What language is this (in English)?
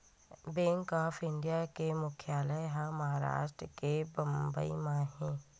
Chhattisgarhi